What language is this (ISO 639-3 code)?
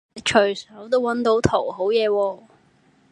yue